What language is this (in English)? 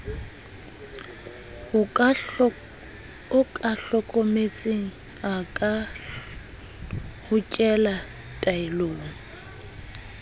Southern Sotho